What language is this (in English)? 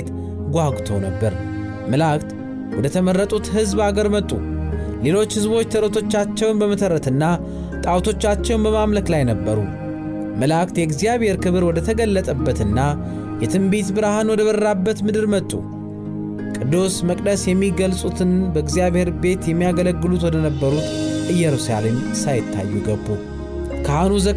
Amharic